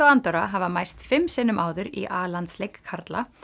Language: Icelandic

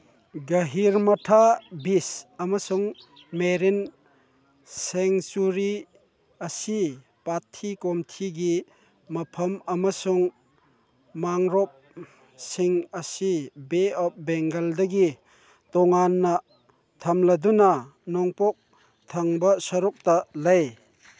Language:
Manipuri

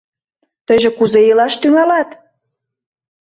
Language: Mari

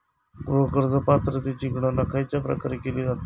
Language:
Marathi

